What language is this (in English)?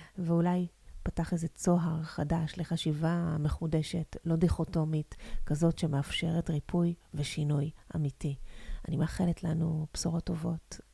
Hebrew